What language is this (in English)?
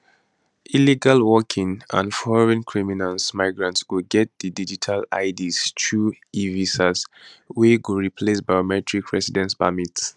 Nigerian Pidgin